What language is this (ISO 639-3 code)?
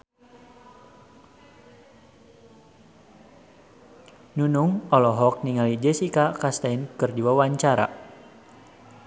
sun